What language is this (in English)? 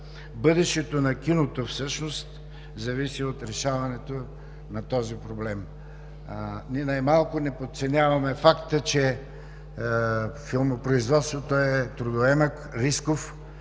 Bulgarian